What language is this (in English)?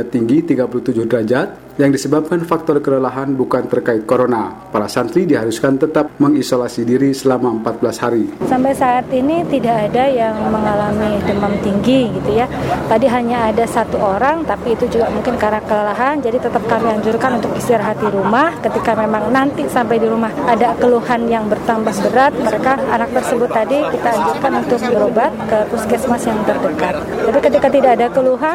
Indonesian